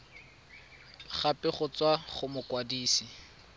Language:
Tswana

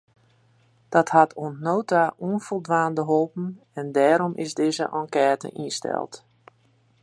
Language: Western Frisian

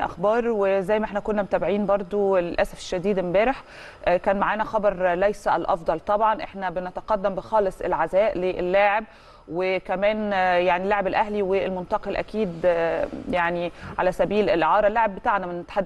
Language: Arabic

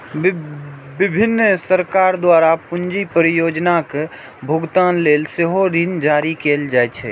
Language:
Maithili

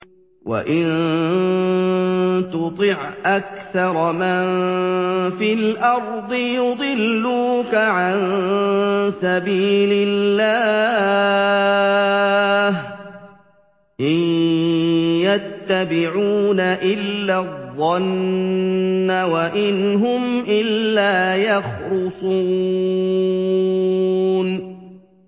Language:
Arabic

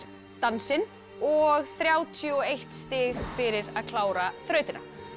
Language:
Icelandic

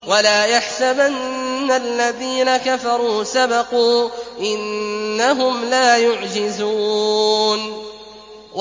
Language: Arabic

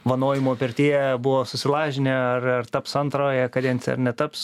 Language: Lithuanian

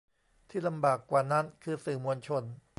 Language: Thai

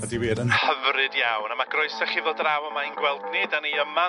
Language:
Welsh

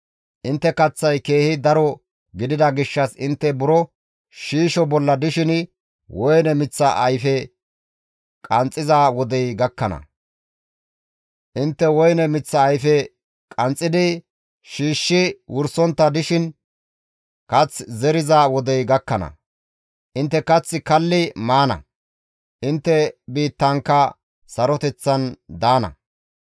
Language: Gamo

